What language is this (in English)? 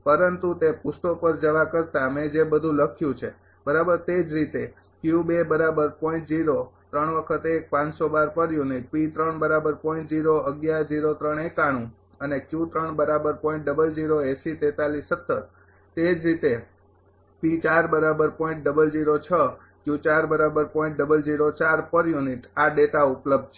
Gujarati